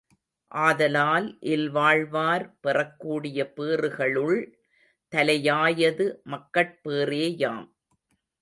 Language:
Tamil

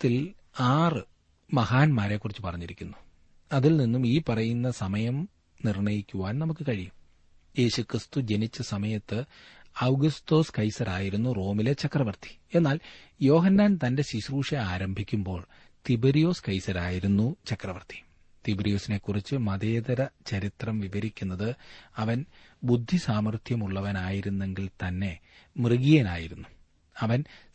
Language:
Malayalam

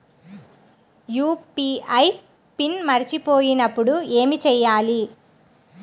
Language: Telugu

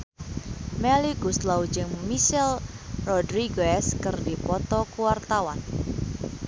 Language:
Sundanese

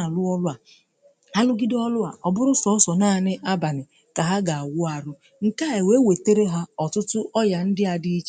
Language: Igbo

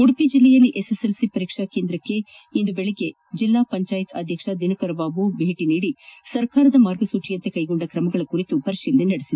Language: Kannada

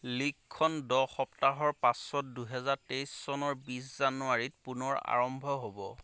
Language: Assamese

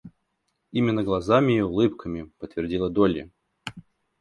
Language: Russian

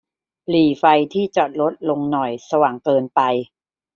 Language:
Thai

